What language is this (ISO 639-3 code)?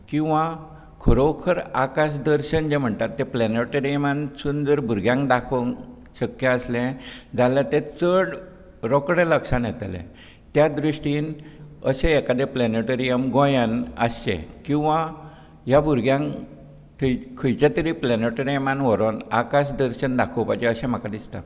kok